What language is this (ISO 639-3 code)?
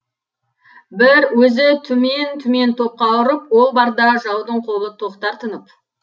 kaz